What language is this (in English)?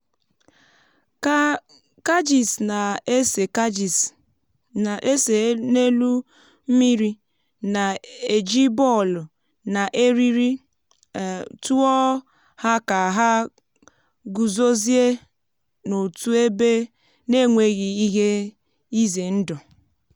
Igbo